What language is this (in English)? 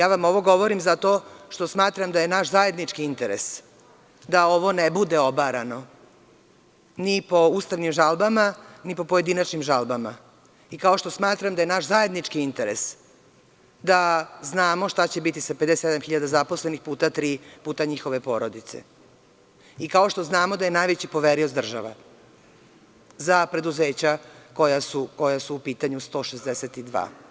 Serbian